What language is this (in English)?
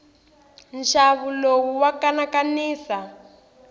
Tsonga